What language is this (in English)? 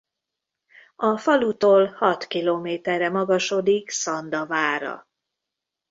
Hungarian